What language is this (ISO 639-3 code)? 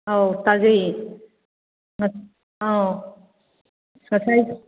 mni